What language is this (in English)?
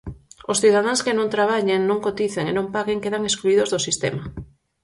Galician